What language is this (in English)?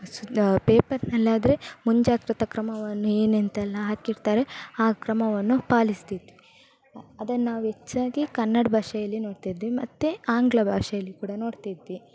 Kannada